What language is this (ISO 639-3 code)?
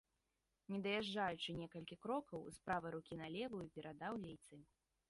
bel